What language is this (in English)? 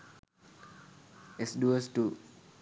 Sinhala